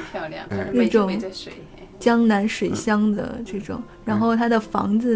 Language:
Chinese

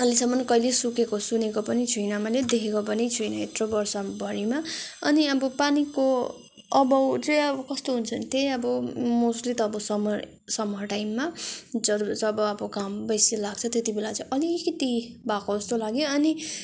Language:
Nepali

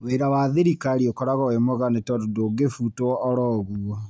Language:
Kikuyu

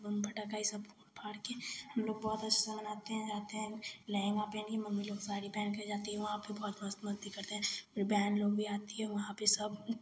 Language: Hindi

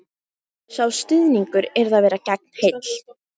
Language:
Icelandic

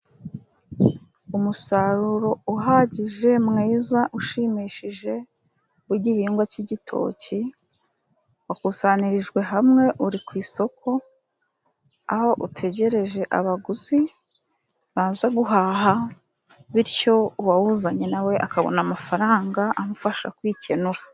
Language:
Kinyarwanda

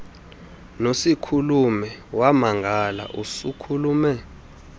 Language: Xhosa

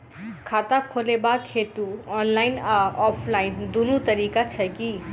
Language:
Maithili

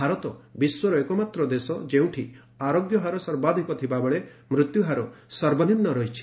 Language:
Odia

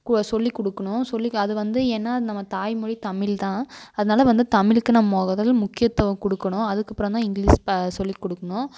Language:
Tamil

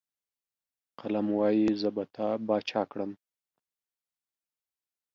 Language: Pashto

